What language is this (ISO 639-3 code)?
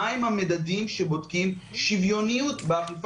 heb